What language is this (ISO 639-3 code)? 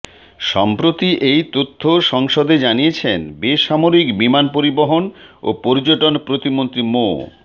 ben